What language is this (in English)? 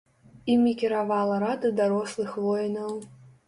Belarusian